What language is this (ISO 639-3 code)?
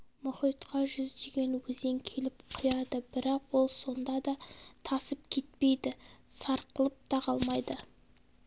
kaz